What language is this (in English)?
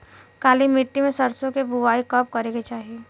Bhojpuri